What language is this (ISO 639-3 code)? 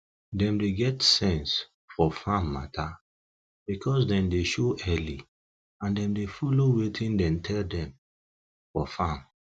pcm